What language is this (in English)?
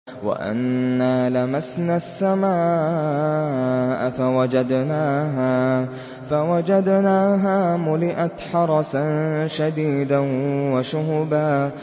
Arabic